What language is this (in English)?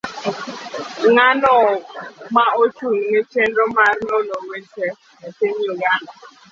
Luo (Kenya and Tanzania)